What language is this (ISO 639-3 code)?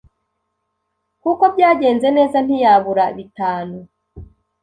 kin